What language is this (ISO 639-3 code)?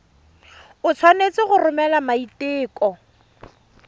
tsn